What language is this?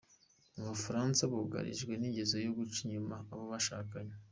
Kinyarwanda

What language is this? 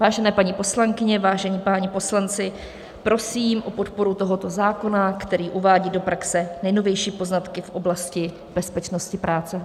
Czech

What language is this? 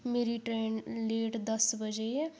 Dogri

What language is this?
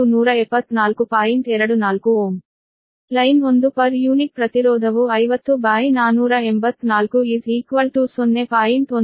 Kannada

